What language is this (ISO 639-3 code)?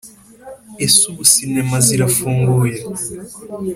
kin